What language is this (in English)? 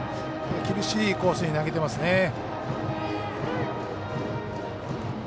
Japanese